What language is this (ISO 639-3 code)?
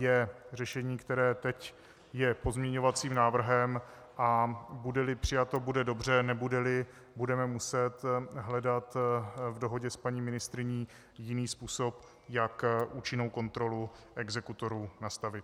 ces